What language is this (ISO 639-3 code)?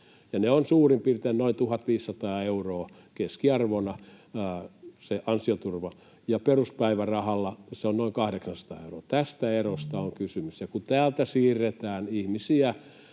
fin